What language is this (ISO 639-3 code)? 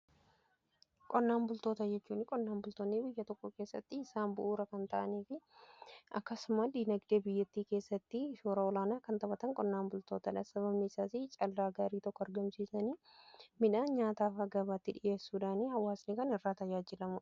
orm